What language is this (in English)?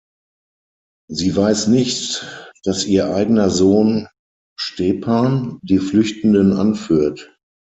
German